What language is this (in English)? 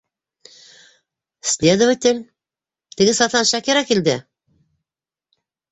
Bashkir